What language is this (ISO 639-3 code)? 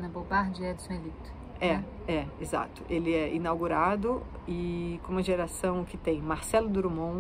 por